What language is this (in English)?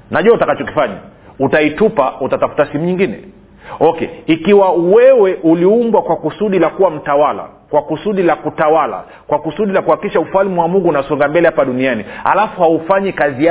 Swahili